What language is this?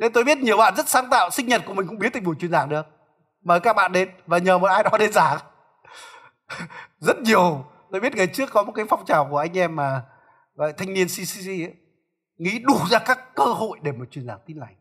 Vietnamese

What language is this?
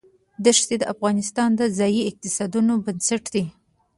Pashto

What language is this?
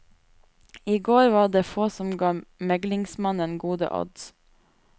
Norwegian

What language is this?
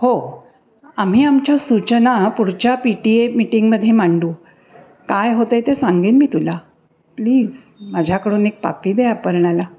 Marathi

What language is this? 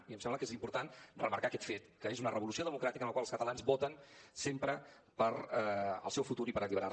Catalan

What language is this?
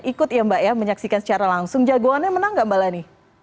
Indonesian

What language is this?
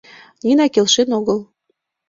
Mari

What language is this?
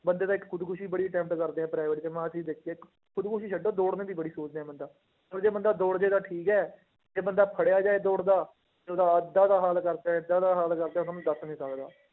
Punjabi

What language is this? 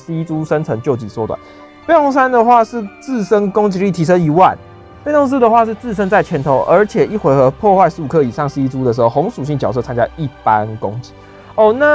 Chinese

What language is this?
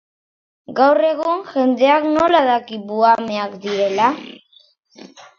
Basque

